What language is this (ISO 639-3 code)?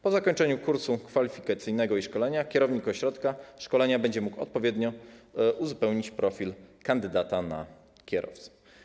pol